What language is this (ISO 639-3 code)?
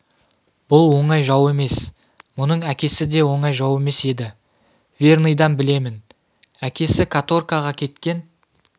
kaz